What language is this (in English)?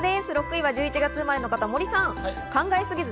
Japanese